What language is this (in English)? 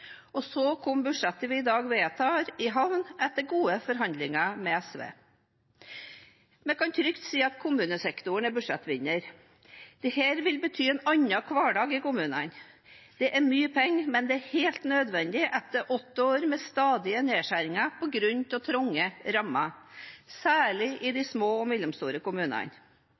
Norwegian Bokmål